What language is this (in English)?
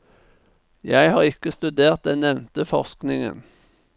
Norwegian